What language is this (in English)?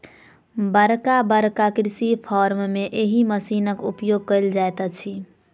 Maithili